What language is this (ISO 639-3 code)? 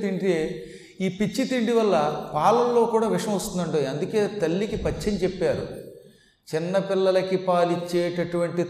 tel